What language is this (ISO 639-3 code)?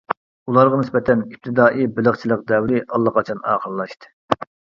uig